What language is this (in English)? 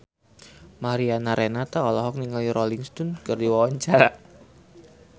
Sundanese